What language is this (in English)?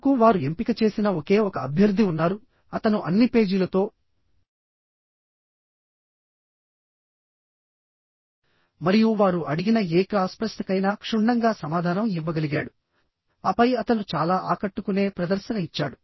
Telugu